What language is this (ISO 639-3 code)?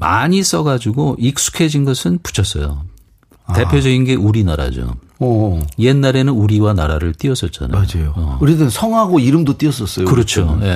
kor